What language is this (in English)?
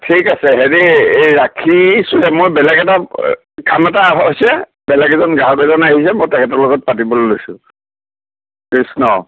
Assamese